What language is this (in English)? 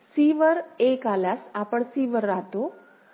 Marathi